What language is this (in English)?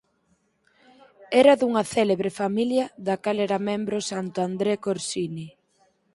Galician